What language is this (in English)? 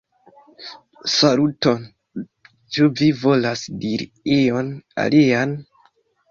Esperanto